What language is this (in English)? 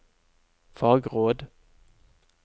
Norwegian